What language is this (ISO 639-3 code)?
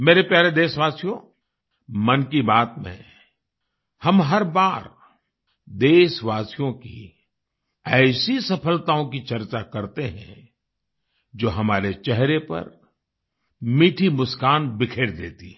hin